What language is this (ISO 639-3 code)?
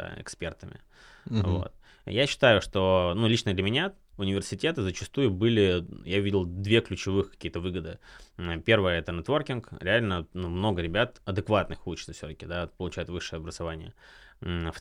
rus